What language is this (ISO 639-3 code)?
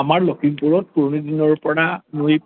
asm